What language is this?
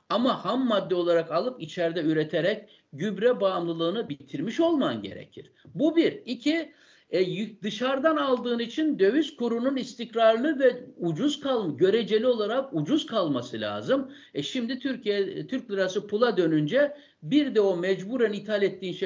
Turkish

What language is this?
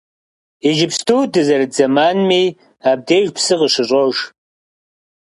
Kabardian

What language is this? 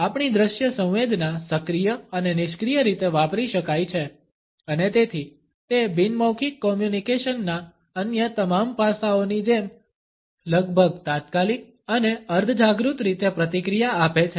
Gujarati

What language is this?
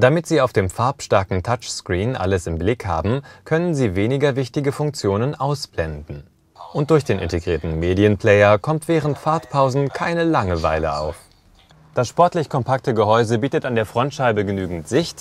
German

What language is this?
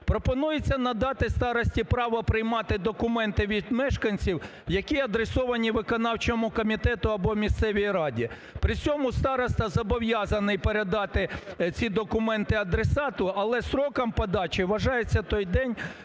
Ukrainian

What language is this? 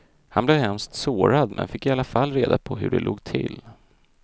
Swedish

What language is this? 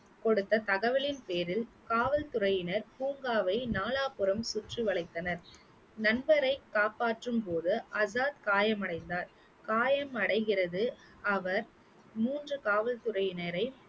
Tamil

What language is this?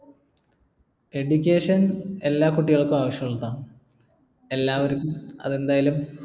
Malayalam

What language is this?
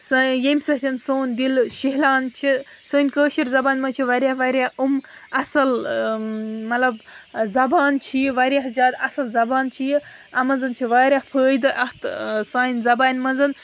Kashmiri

